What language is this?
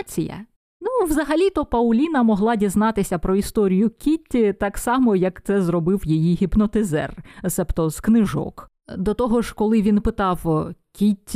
Ukrainian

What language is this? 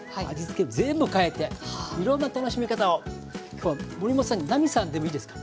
Japanese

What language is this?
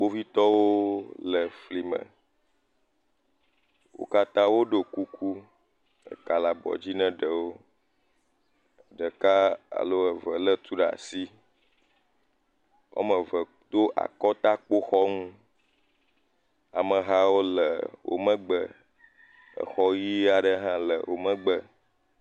Ewe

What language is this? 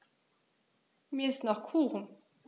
German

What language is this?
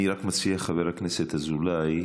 Hebrew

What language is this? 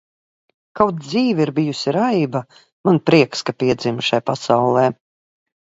Latvian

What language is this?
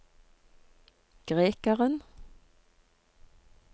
Norwegian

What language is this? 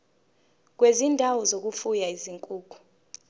Zulu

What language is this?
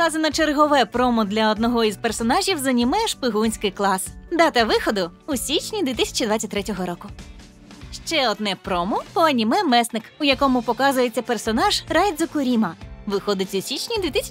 Russian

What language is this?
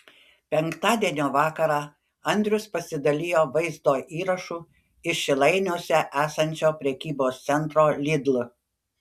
Lithuanian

